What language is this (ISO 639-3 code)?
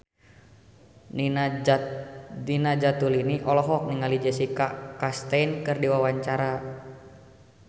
sun